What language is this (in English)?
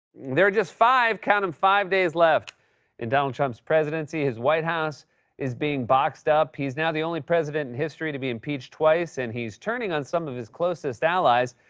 English